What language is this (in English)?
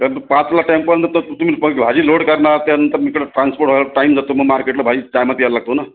Marathi